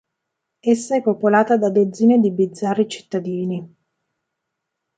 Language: Italian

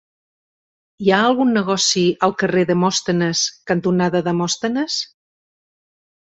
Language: Catalan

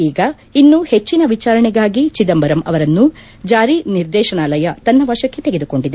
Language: Kannada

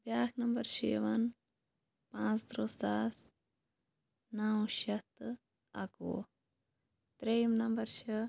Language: Kashmiri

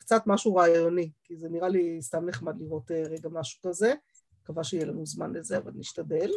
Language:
Hebrew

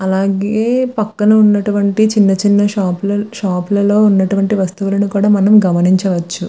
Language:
Telugu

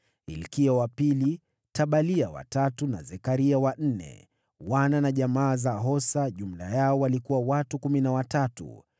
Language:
Swahili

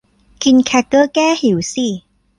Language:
Thai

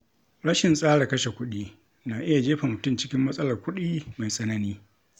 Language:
Hausa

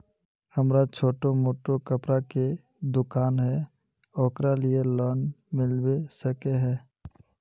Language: Magahi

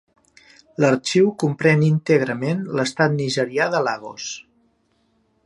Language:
Catalan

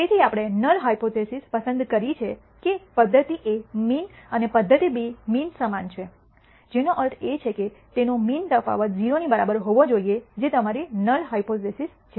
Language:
Gujarati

